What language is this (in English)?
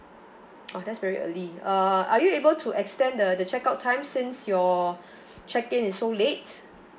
English